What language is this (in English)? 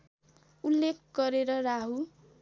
Nepali